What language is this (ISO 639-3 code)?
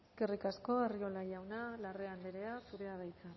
eus